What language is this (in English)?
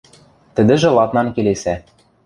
Western Mari